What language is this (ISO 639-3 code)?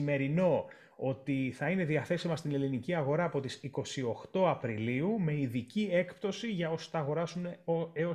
ell